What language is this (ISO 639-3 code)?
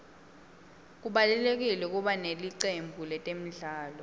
ssw